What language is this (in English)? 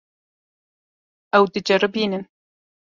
Kurdish